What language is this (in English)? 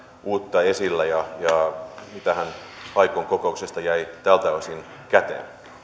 Finnish